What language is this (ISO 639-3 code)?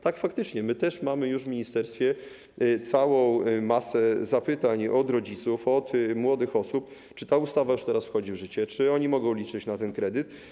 pol